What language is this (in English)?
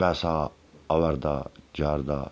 Dogri